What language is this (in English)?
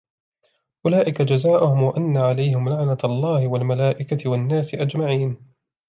Arabic